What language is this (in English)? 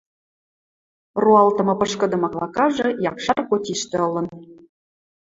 Western Mari